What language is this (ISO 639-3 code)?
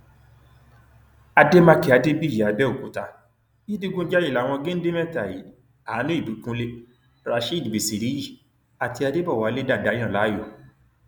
yor